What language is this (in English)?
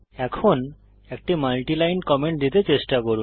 Bangla